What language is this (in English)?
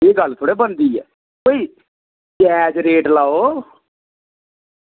Dogri